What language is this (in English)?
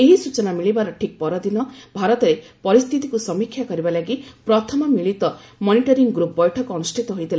Odia